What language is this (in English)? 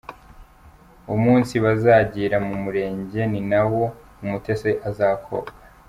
Kinyarwanda